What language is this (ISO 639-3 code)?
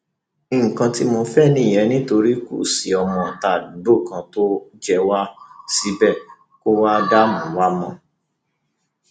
yor